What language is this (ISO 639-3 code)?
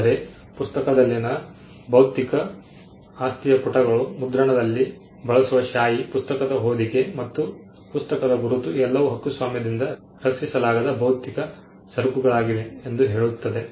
kan